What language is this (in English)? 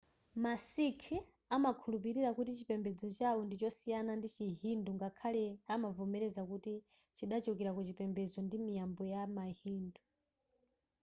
Nyanja